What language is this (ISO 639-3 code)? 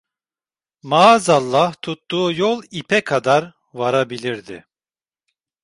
tur